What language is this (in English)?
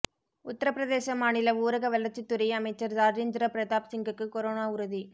Tamil